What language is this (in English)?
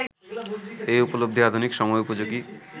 Bangla